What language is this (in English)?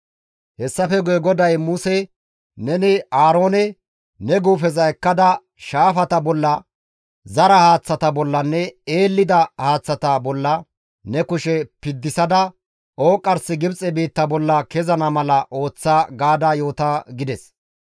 Gamo